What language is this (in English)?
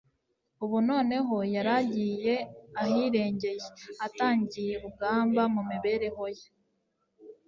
Kinyarwanda